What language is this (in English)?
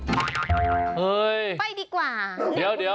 Thai